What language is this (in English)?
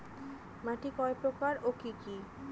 Bangla